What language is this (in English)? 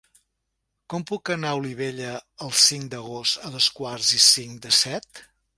Catalan